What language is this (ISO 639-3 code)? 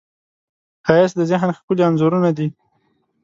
pus